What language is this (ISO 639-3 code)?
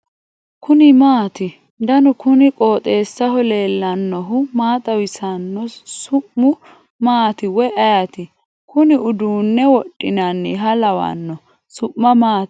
sid